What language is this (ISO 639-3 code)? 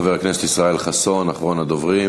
heb